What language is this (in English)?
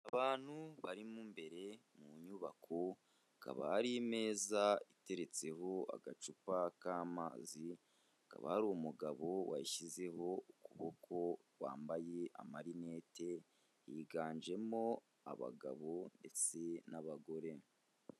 Kinyarwanda